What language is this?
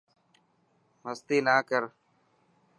Dhatki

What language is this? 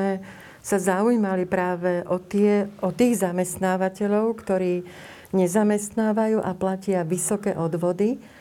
Slovak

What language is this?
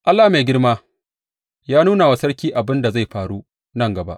Hausa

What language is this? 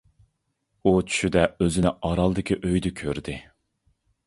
Uyghur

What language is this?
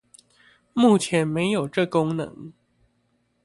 Chinese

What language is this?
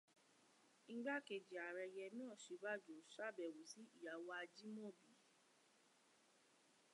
Yoruba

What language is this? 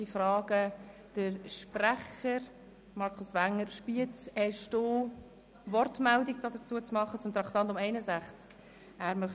Swiss German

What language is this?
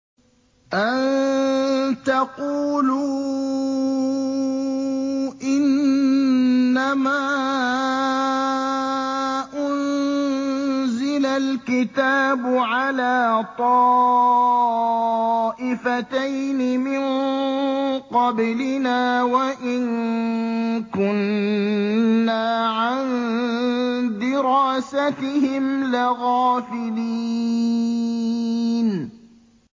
Arabic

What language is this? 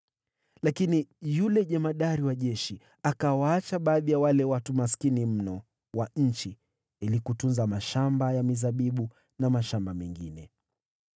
Swahili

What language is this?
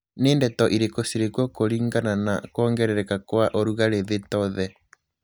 Kikuyu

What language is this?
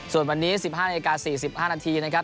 Thai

